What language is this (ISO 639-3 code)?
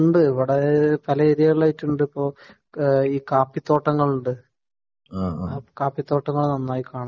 mal